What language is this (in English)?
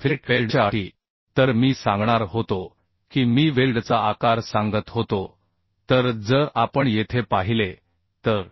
Marathi